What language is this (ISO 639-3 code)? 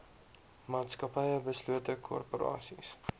afr